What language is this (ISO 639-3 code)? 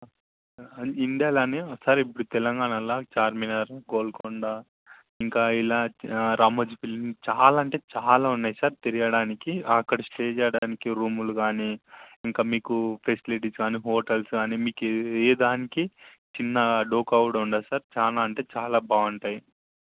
tel